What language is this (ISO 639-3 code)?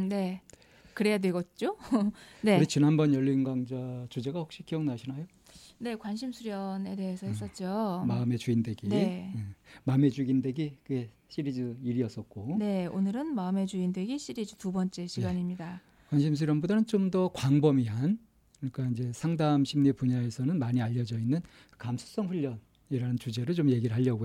kor